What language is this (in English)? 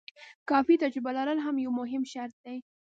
Pashto